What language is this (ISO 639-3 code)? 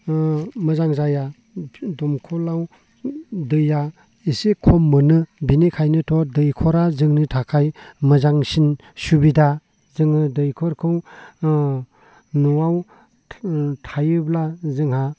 brx